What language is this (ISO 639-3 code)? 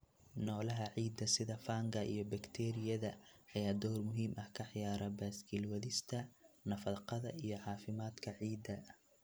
som